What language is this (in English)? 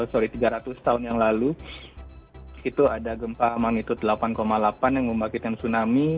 Indonesian